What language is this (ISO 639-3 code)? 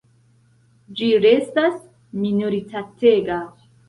epo